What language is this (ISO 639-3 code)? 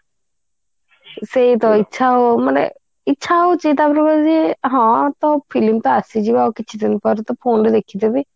ori